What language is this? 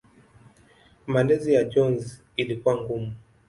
Swahili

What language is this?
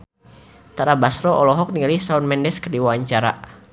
Sundanese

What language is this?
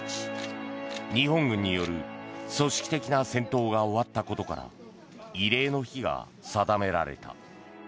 Japanese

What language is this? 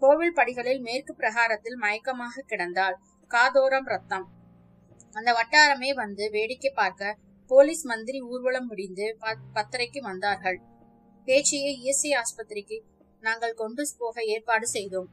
Tamil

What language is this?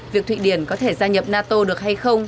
Vietnamese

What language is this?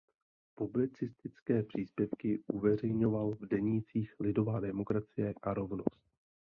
Czech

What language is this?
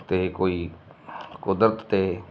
Punjabi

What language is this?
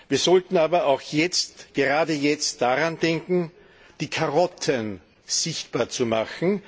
German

